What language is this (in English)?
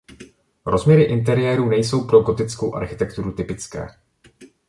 Czech